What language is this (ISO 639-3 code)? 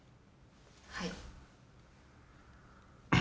jpn